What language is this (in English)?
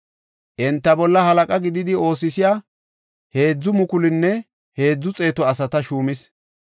Gofa